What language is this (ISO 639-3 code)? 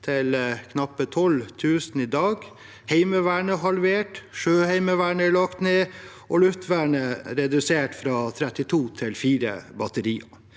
nor